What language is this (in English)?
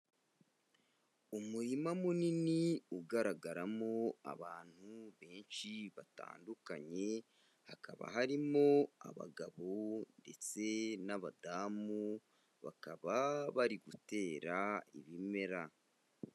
Kinyarwanda